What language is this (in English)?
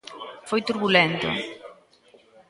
Galician